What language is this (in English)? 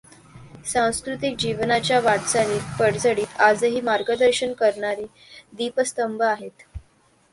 Marathi